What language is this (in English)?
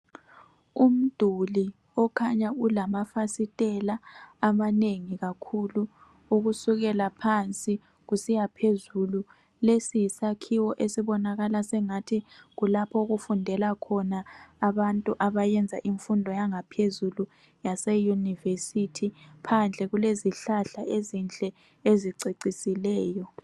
North Ndebele